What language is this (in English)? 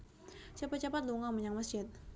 Javanese